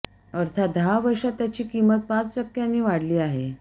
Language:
Marathi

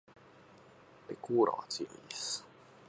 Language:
Japanese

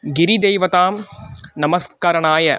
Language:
Sanskrit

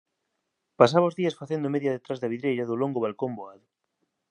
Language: Galician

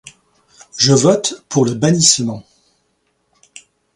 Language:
French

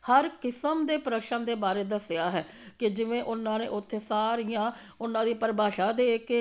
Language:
Punjabi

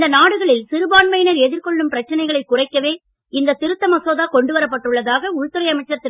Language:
Tamil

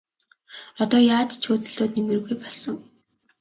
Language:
Mongolian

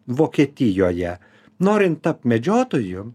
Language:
Lithuanian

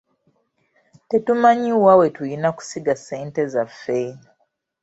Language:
Ganda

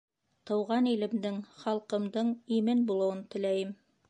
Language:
Bashkir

